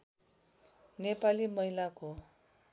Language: Nepali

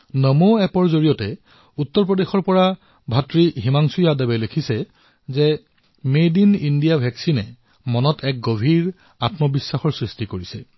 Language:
Assamese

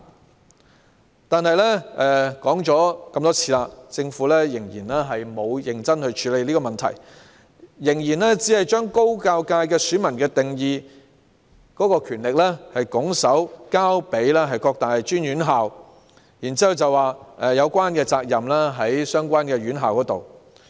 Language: Cantonese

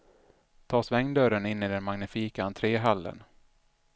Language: Swedish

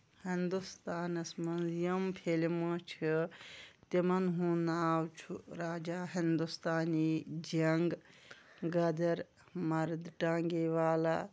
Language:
Kashmiri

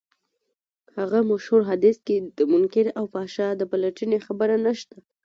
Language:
Pashto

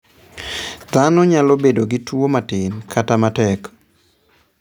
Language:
Luo (Kenya and Tanzania)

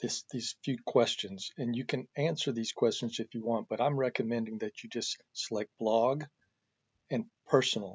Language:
English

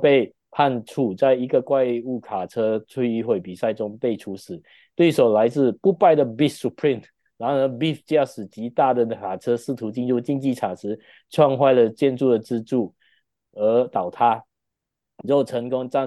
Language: Chinese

